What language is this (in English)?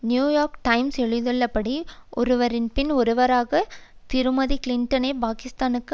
Tamil